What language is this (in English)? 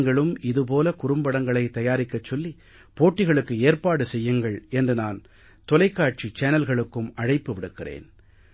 Tamil